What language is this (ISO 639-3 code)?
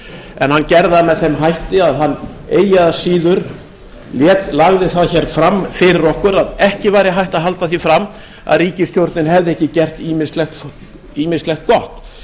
isl